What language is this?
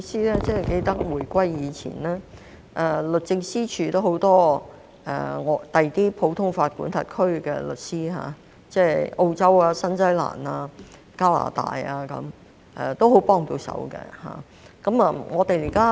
Cantonese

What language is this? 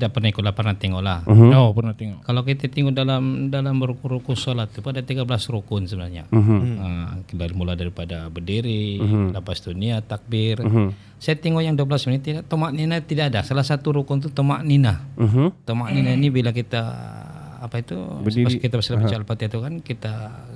Malay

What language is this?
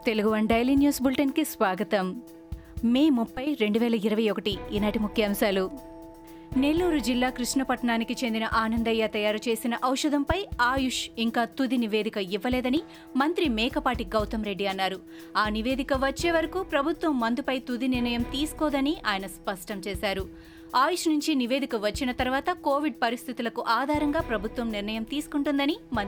Telugu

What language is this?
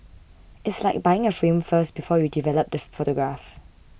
English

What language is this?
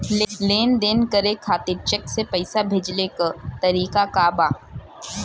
Bhojpuri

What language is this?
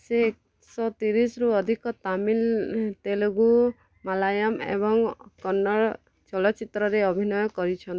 Odia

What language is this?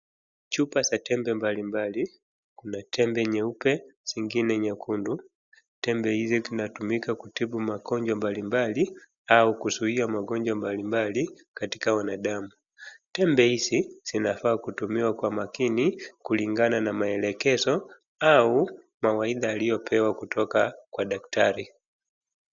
Swahili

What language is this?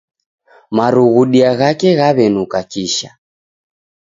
Taita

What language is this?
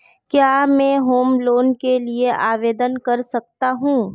Hindi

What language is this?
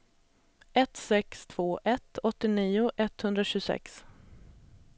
Swedish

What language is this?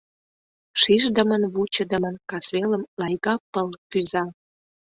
Mari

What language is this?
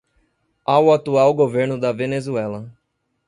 Portuguese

